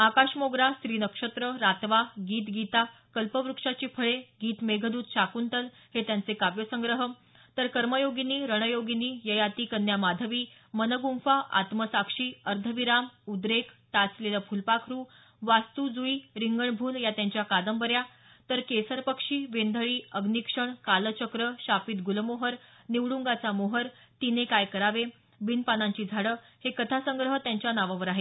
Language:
Marathi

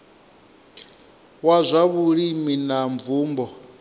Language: Venda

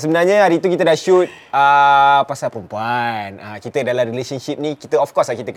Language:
Malay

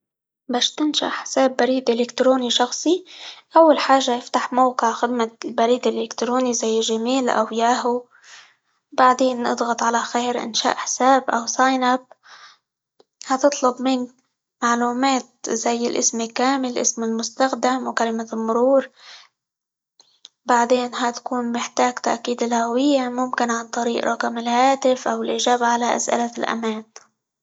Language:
Libyan Arabic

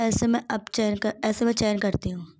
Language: Hindi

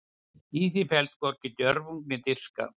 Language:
Icelandic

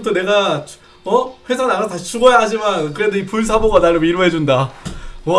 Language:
Korean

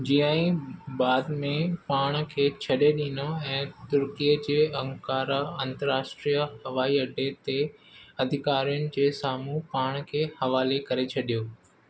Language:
Sindhi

